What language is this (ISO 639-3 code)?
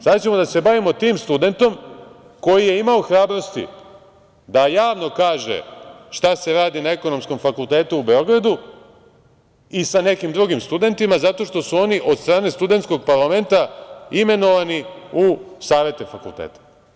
srp